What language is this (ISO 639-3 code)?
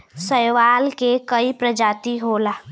bho